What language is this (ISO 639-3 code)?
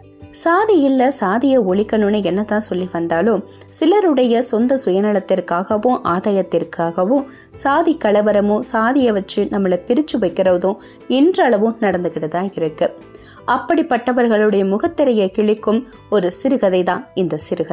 tam